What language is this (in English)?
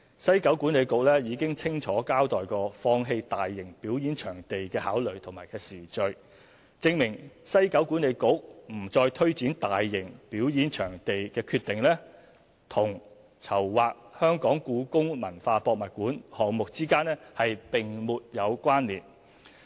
Cantonese